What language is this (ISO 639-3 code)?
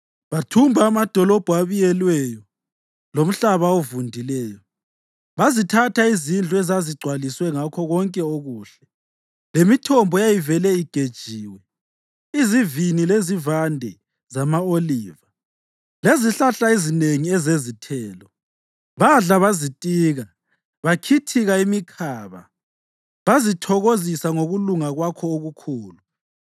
nde